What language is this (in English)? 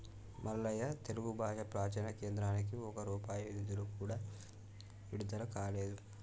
Telugu